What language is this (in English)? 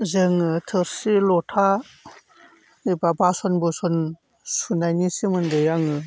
Bodo